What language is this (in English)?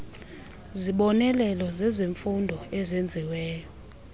Xhosa